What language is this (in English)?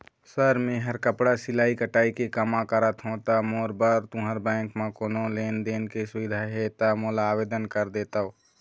Chhattisgarhi